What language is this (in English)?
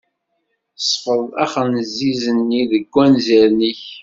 Kabyle